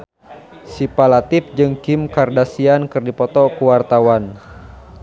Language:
Sundanese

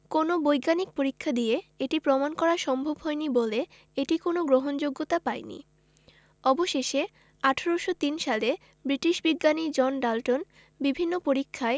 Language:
Bangla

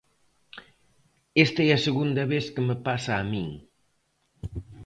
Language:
Galician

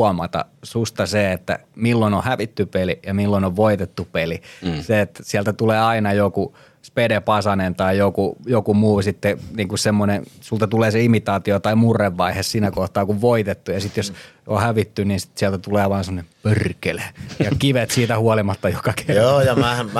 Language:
Finnish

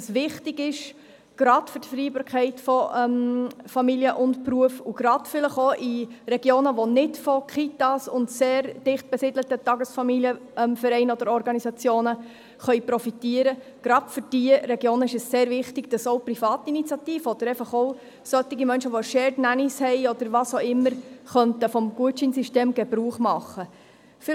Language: Swiss German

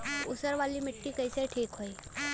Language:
Bhojpuri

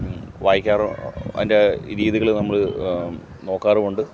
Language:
Malayalam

